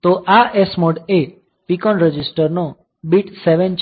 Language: Gujarati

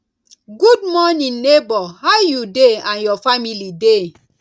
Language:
Nigerian Pidgin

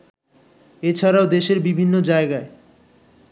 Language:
Bangla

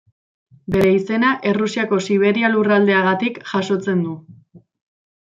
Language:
Basque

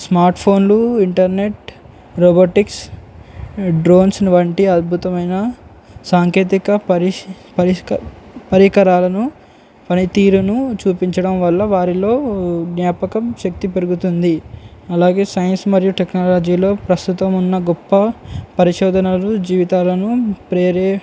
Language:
Telugu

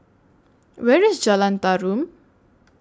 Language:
English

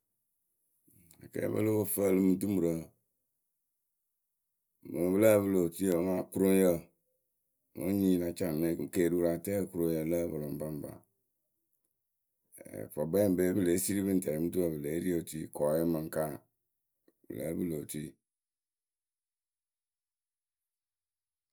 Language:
Akebu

